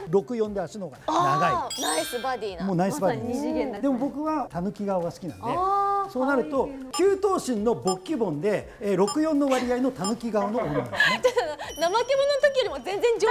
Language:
Japanese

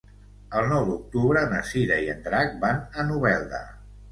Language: Catalan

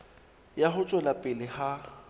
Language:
Southern Sotho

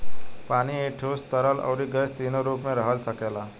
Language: Bhojpuri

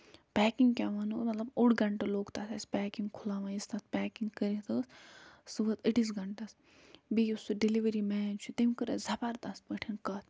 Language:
Kashmiri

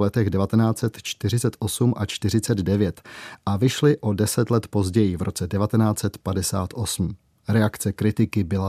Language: Czech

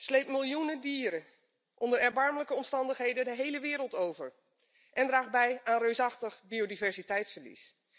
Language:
Dutch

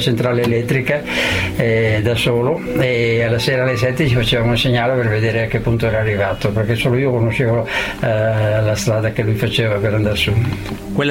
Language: Italian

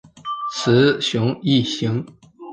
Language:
Chinese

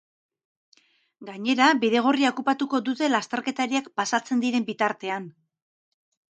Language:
Basque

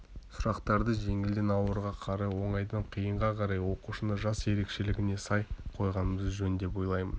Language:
Kazakh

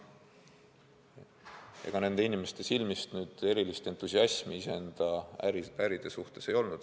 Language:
Estonian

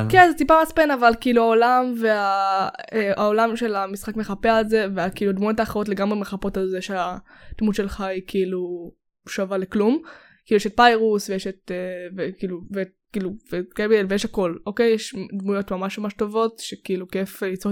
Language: Hebrew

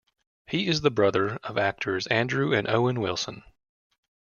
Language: English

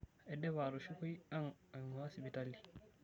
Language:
Masai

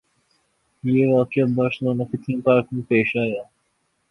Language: Urdu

